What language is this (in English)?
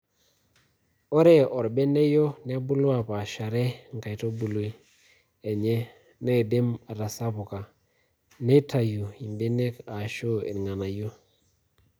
Masai